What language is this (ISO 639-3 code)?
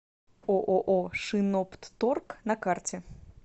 rus